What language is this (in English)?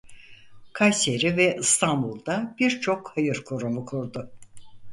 Turkish